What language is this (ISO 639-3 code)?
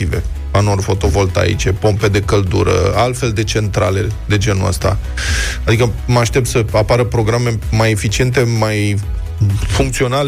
ron